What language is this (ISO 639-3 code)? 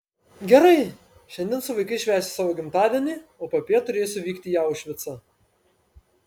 lit